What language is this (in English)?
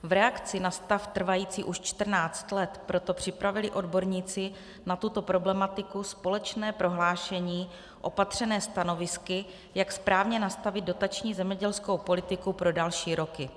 Czech